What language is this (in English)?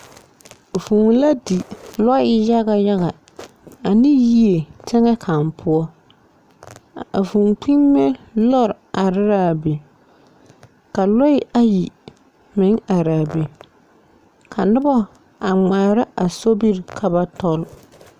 Southern Dagaare